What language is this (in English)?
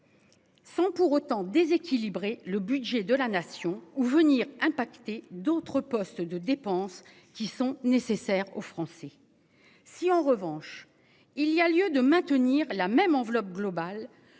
French